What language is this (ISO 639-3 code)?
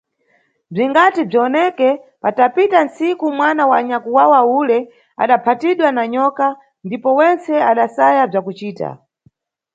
nyu